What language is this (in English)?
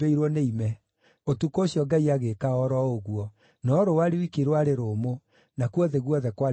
Kikuyu